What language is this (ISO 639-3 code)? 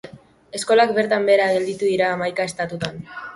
eus